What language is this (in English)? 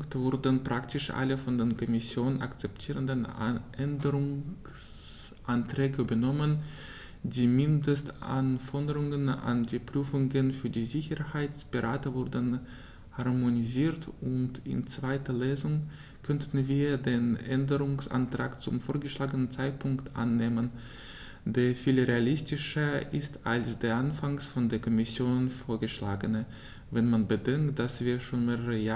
German